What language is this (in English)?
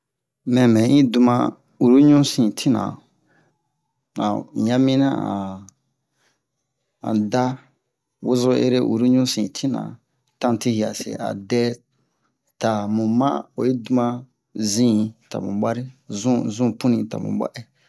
Bomu